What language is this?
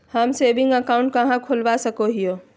Magahi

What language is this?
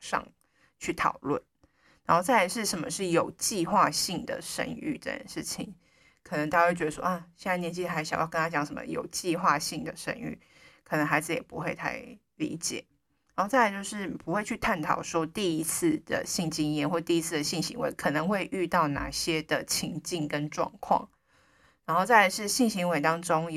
Chinese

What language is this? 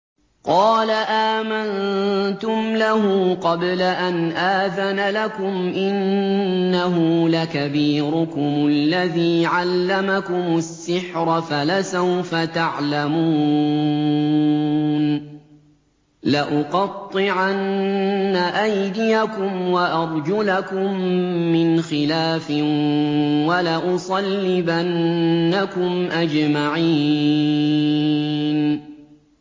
Arabic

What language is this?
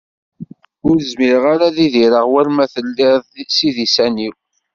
Kabyle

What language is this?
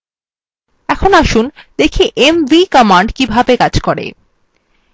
Bangla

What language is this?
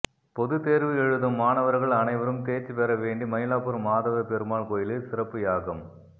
Tamil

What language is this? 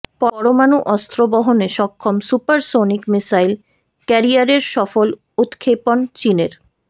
Bangla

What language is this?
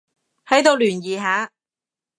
Cantonese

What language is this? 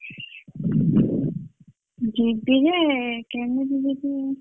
Odia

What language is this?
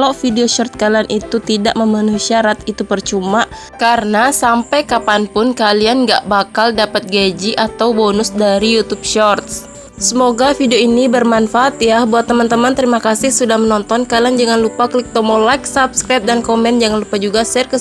Indonesian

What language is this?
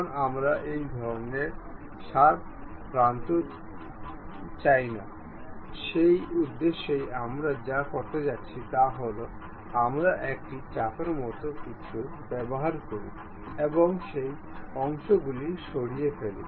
Bangla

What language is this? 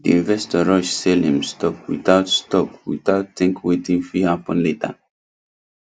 Nigerian Pidgin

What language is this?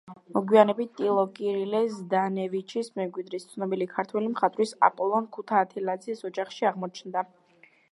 Georgian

